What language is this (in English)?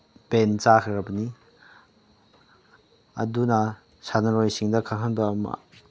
Manipuri